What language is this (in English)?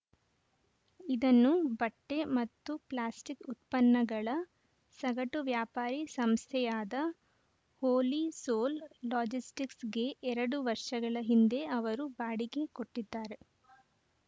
Kannada